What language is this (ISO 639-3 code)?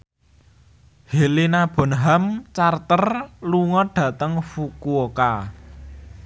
jav